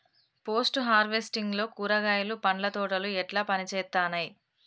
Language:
Telugu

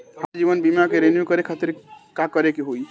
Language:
Bhojpuri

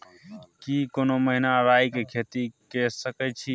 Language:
Maithili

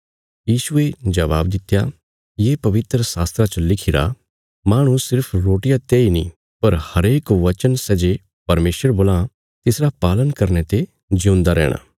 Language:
Bilaspuri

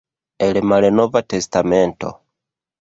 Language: Esperanto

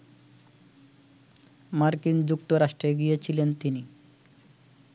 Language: Bangla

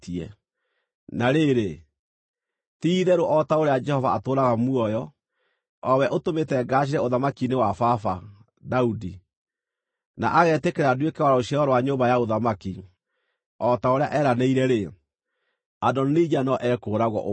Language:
Kikuyu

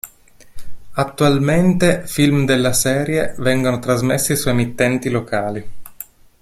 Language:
Italian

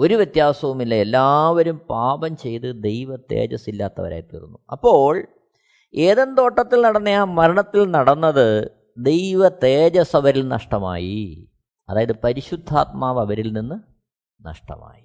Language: Malayalam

